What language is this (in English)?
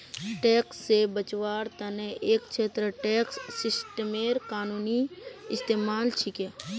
Magahi